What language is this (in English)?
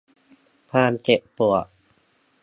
Thai